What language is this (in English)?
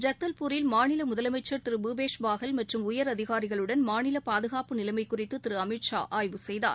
Tamil